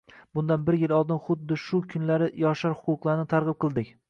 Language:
Uzbek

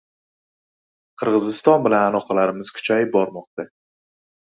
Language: Uzbek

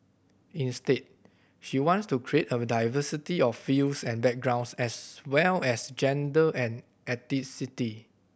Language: English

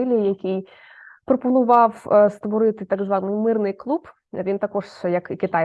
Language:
Ukrainian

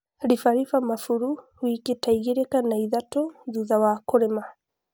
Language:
Kikuyu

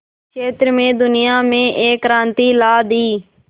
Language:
Hindi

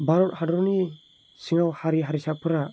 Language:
Bodo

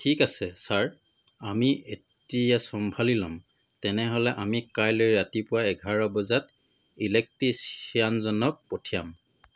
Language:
Assamese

